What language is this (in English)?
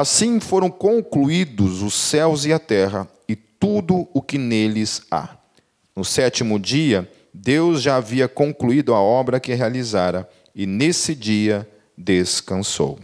Portuguese